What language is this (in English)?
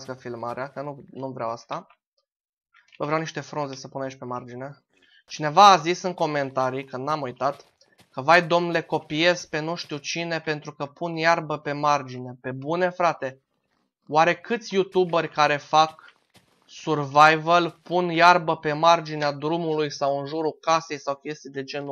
Romanian